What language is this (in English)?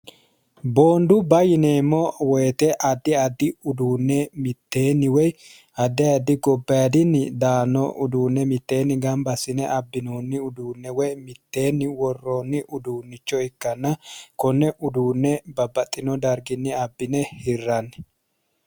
Sidamo